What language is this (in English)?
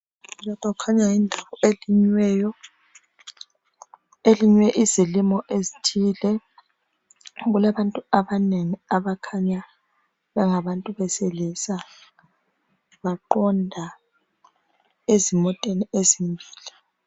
North Ndebele